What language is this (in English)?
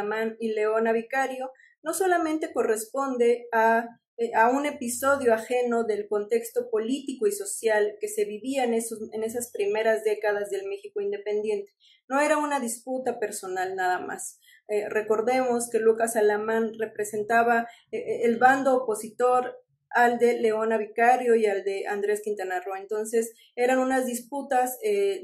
Spanish